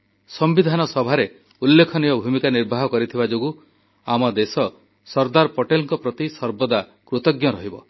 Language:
Odia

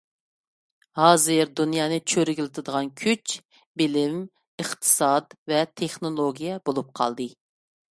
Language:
Uyghur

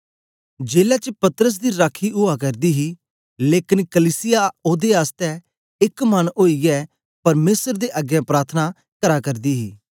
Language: Dogri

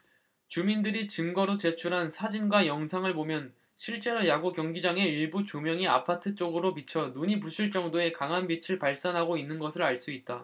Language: Korean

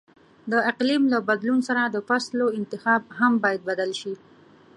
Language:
Pashto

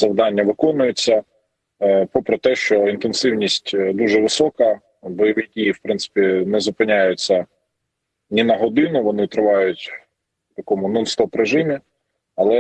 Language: Ukrainian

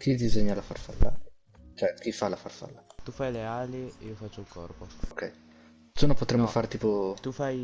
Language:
Italian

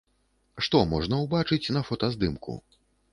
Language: Belarusian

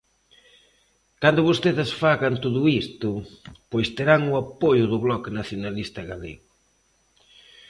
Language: Galician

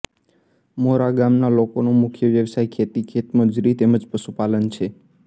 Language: Gujarati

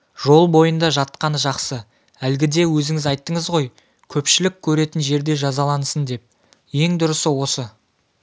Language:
Kazakh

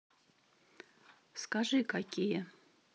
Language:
Russian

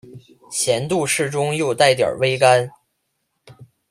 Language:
Chinese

